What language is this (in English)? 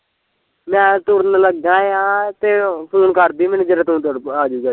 Punjabi